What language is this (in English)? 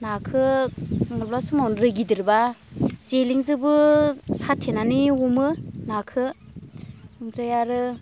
Bodo